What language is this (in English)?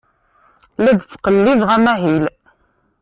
Kabyle